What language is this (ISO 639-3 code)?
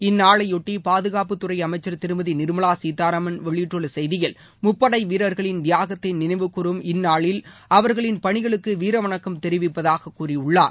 tam